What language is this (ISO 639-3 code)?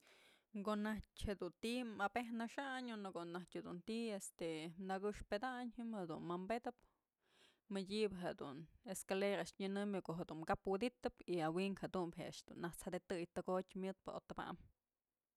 mzl